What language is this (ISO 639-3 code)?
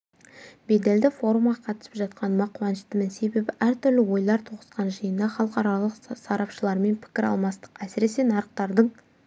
kaz